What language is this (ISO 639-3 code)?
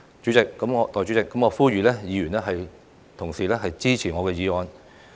yue